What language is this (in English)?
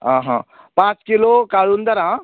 Konkani